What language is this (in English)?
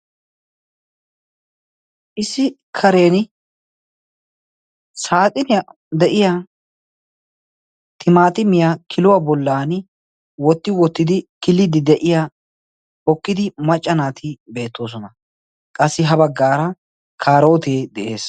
Wolaytta